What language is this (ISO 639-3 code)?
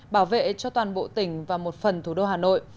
vie